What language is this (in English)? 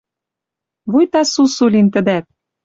Western Mari